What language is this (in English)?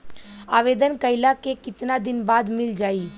Bhojpuri